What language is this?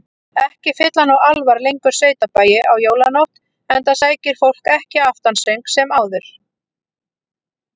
Icelandic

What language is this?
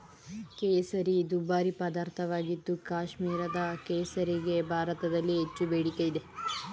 Kannada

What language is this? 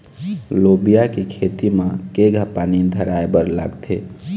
Chhattisgarhi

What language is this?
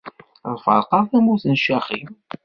Kabyle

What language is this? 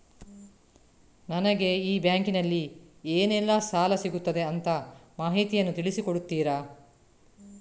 Kannada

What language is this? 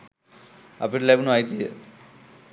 Sinhala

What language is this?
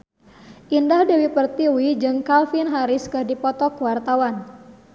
Sundanese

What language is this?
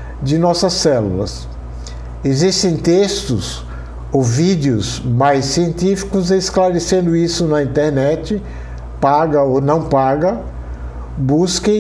Portuguese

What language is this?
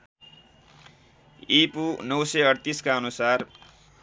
Nepali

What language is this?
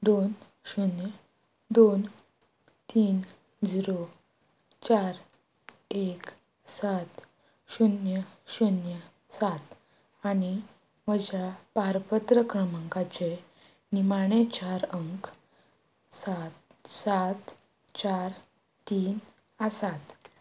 Konkani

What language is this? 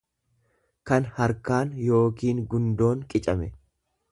Oromo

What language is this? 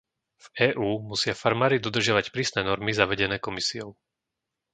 Slovak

